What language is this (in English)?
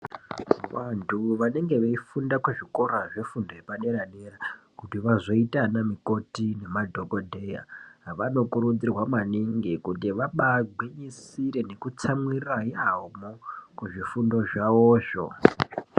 Ndau